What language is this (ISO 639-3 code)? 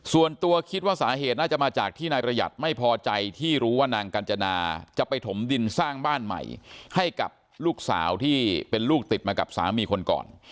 tha